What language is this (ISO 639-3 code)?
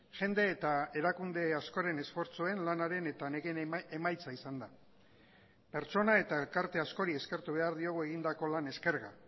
eus